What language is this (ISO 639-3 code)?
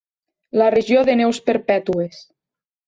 cat